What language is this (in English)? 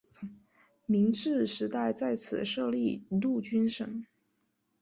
Chinese